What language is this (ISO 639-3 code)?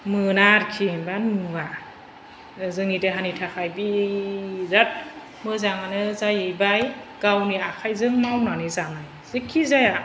brx